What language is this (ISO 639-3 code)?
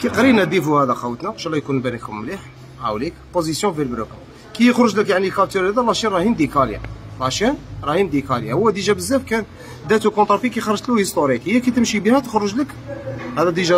ara